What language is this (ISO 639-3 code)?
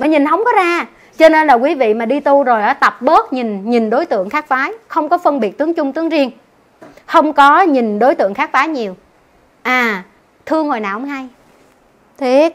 vie